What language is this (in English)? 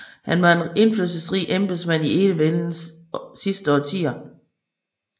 Danish